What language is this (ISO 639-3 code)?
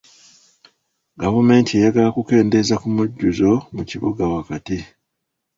lug